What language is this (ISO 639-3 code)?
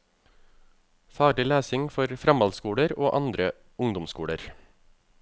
nor